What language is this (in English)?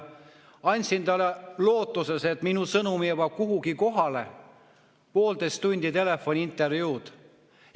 Estonian